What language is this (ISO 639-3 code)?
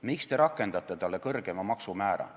est